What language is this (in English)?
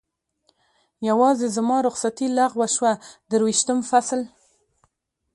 Pashto